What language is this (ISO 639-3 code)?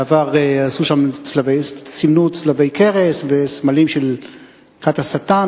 heb